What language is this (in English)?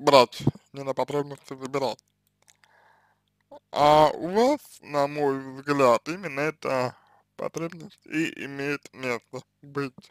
Russian